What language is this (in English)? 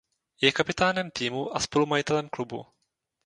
Czech